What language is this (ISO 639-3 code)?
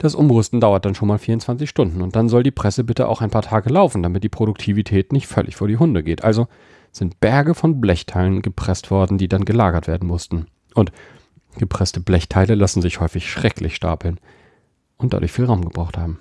deu